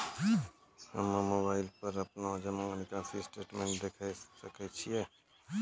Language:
Maithili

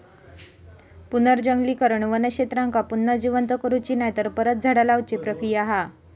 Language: Marathi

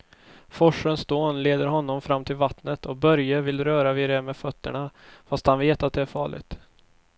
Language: Swedish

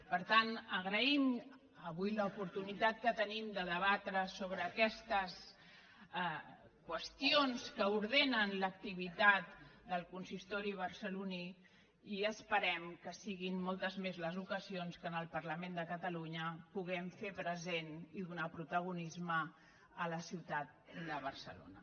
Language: Catalan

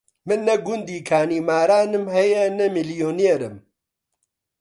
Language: Central Kurdish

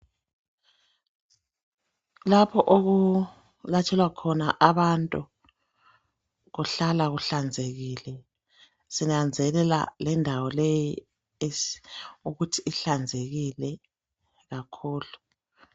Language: North Ndebele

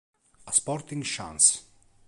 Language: Italian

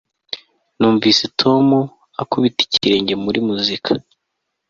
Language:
Kinyarwanda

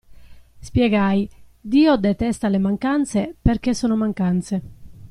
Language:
Italian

